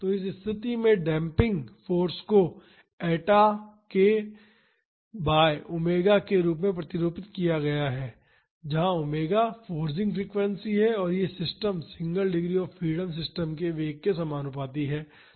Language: Hindi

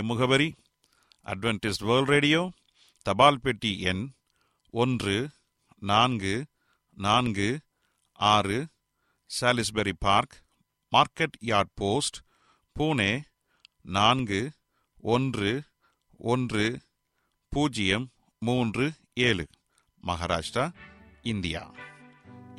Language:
Tamil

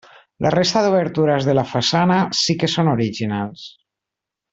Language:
Catalan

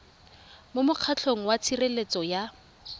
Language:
Tswana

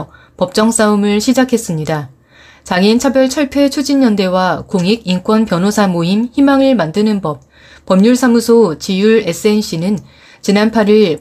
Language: Korean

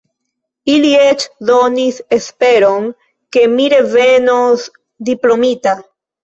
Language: Esperanto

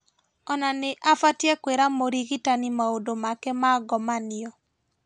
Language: Kikuyu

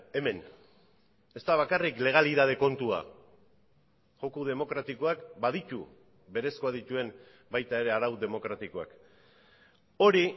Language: Basque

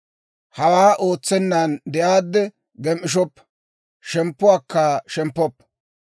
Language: Dawro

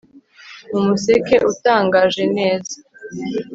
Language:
Kinyarwanda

